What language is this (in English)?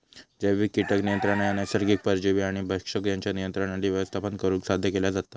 Marathi